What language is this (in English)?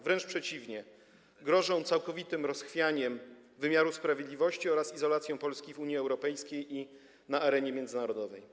Polish